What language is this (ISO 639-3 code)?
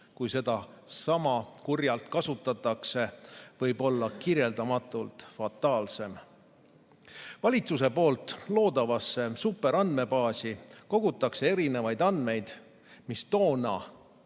est